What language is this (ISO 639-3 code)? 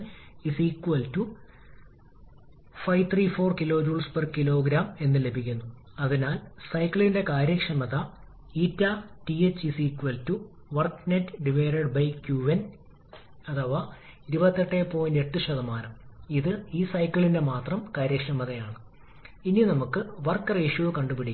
mal